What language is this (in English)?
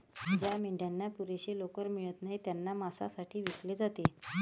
Marathi